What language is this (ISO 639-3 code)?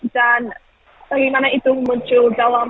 ind